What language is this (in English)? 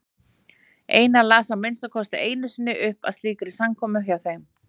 Icelandic